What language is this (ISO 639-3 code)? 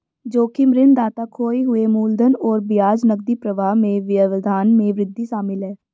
hin